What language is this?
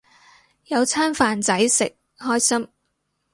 Cantonese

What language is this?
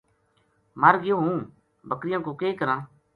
Gujari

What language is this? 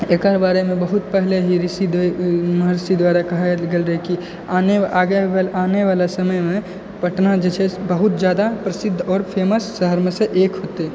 Maithili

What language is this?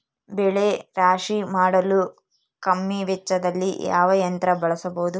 Kannada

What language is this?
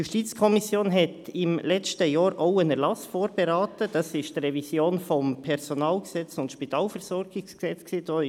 Swiss German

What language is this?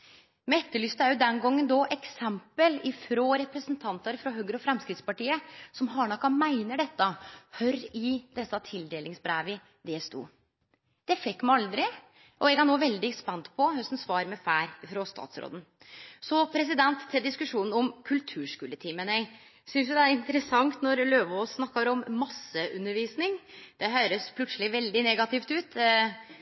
Norwegian Nynorsk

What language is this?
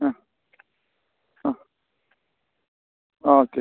Malayalam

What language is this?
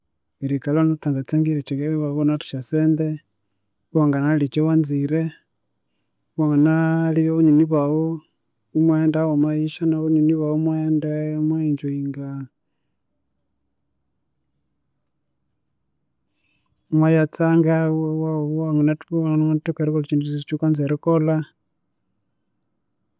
Konzo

